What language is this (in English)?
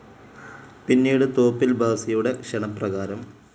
Malayalam